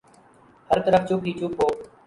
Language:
Urdu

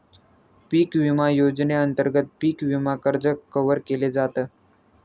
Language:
Marathi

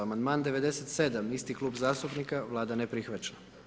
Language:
Croatian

